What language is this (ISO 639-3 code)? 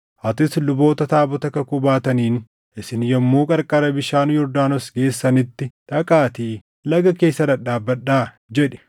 orm